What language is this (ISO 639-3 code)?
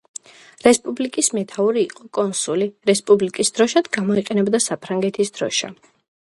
kat